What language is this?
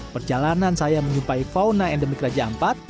Indonesian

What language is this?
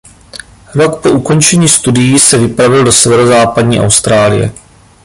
Czech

